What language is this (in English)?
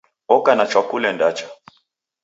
Taita